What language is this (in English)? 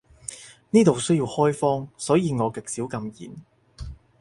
Cantonese